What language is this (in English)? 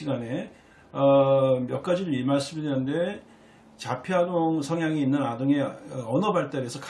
Korean